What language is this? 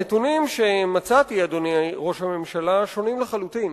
Hebrew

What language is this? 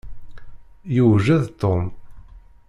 Kabyle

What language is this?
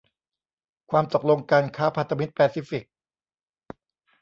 Thai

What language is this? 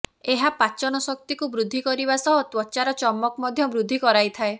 Odia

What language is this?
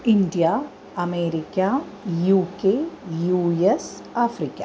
Sanskrit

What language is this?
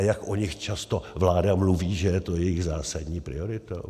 Czech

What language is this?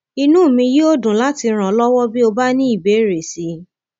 Yoruba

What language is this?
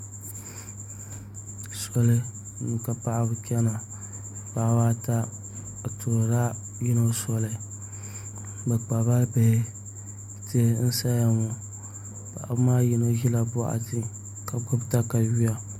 Dagbani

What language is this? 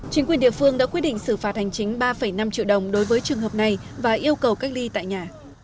Vietnamese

